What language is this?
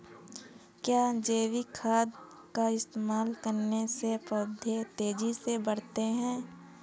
Hindi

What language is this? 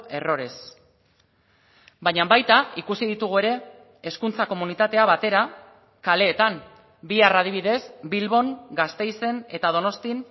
Basque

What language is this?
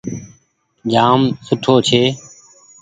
Goaria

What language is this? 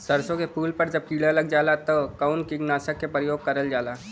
Bhojpuri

